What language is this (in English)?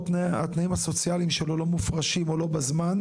Hebrew